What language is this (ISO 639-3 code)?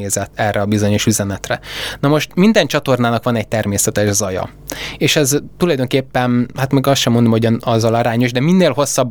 hun